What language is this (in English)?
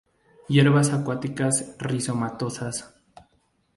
Spanish